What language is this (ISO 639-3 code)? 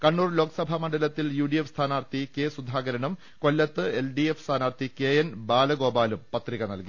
mal